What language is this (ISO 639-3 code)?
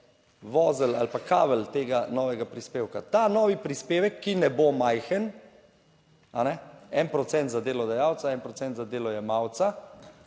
slv